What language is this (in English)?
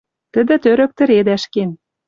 Western Mari